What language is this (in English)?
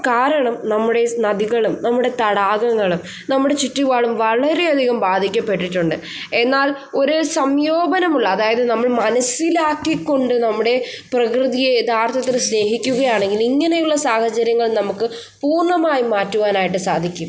Malayalam